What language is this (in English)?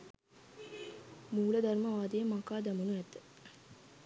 Sinhala